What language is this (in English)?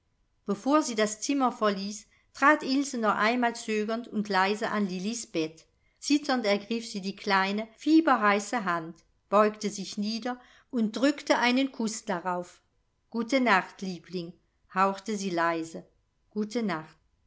German